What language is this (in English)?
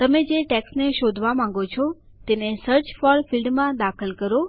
Gujarati